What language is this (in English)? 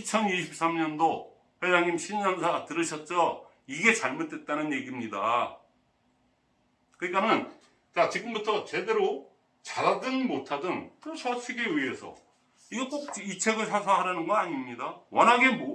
Korean